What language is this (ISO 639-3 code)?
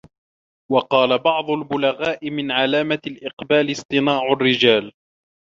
ara